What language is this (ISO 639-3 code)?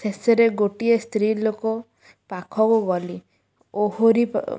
ori